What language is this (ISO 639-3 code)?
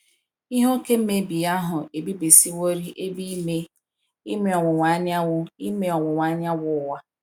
ibo